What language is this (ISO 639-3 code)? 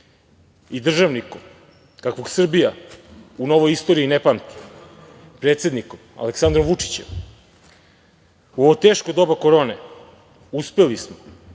srp